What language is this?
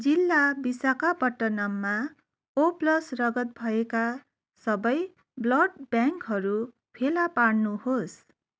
Nepali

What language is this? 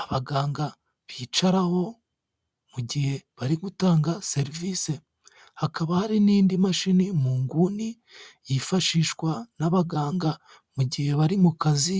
Kinyarwanda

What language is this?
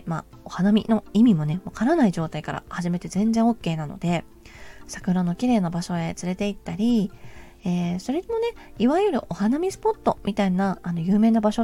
Japanese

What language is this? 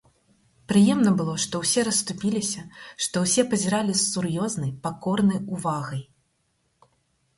Belarusian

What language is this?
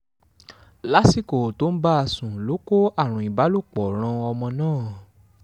Yoruba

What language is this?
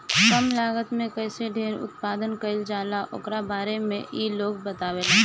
Bhojpuri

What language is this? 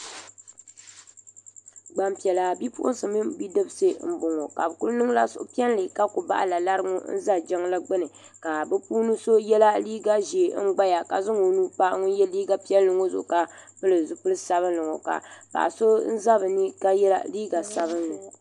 Dagbani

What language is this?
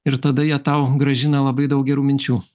Lithuanian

